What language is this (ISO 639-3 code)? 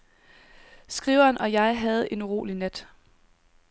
dan